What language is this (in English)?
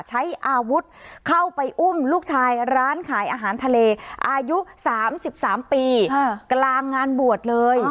Thai